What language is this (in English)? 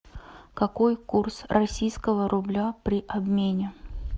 Russian